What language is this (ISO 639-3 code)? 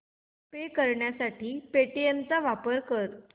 mar